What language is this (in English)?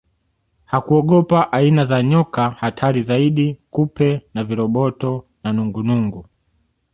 Swahili